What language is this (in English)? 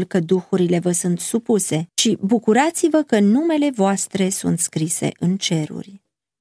Romanian